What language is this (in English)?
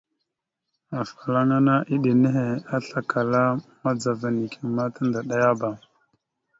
Mada (Cameroon)